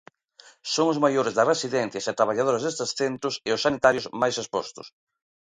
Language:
Galician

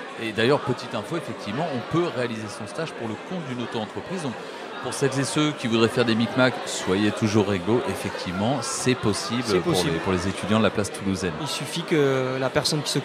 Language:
French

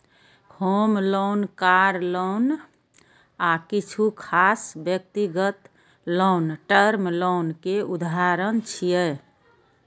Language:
Maithili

